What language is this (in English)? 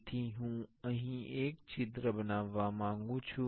Gujarati